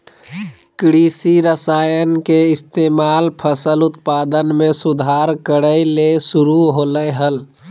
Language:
Magahi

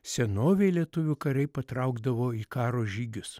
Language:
Lithuanian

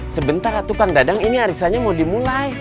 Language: Indonesian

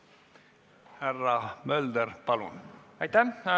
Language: Estonian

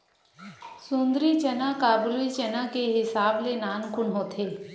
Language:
Chhattisgarhi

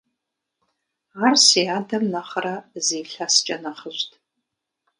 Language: Kabardian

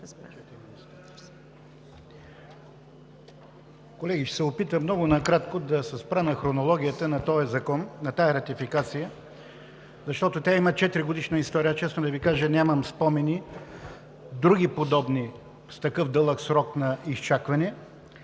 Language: Bulgarian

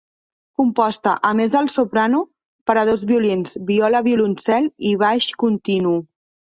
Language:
Catalan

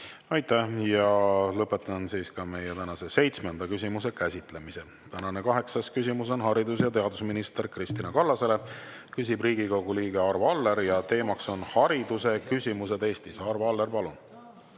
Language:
Estonian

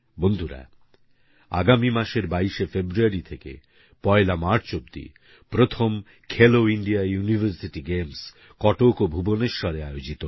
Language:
Bangla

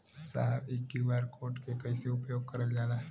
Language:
Bhojpuri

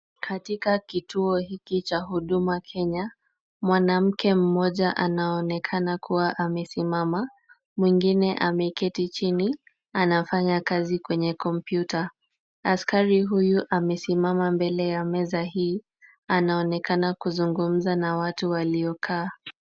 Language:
Swahili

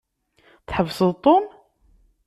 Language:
Kabyle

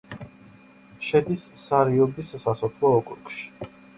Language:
Georgian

